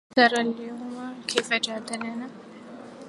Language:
Arabic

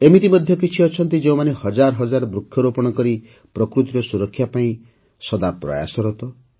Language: Odia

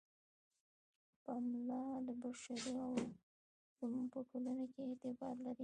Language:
Pashto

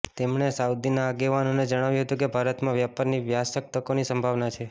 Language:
Gujarati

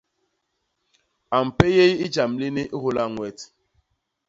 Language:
Basaa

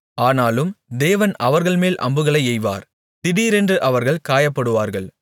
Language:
Tamil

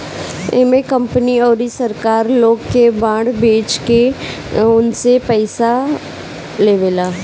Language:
Bhojpuri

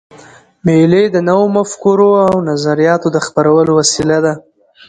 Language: Pashto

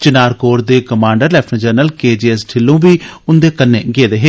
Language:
Dogri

